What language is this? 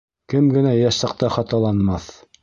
Bashkir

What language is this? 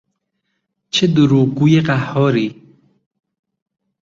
Persian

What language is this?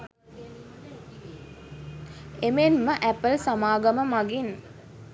Sinhala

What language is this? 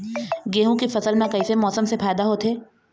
Chhattisgarhi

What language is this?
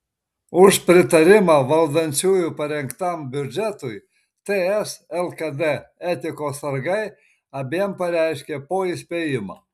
Lithuanian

